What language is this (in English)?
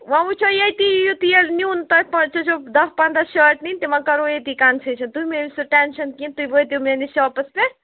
Kashmiri